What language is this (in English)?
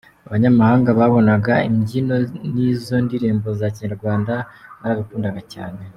Kinyarwanda